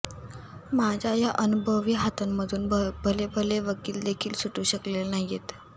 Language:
Marathi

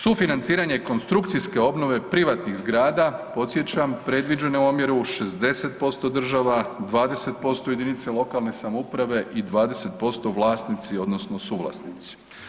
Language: Croatian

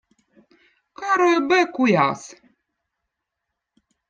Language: Votic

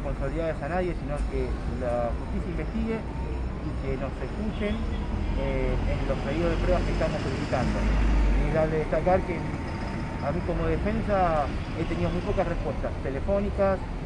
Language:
Spanish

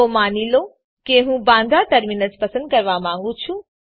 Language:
Gujarati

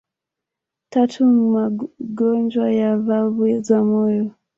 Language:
Swahili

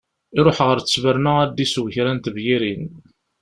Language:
Kabyle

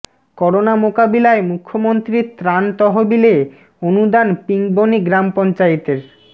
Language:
Bangla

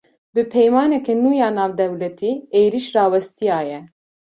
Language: Kurdish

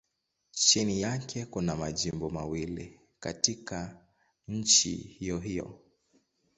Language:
Swahili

